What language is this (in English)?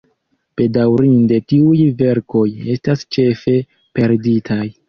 Esperanto